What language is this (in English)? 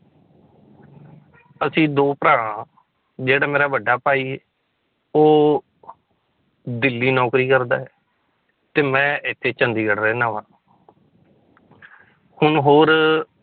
Punjabi